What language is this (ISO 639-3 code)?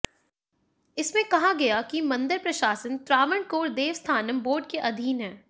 hin